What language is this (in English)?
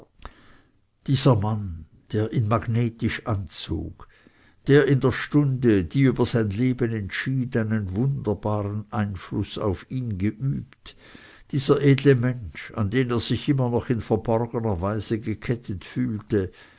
German